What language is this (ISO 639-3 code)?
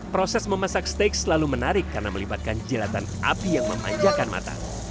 ind